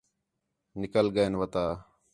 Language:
Khetrani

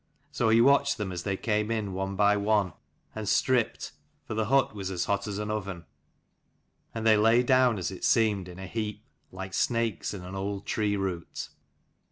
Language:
English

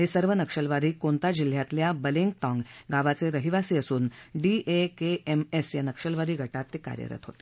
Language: Marathi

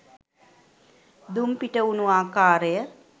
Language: Sinhala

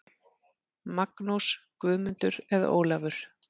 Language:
Icelandic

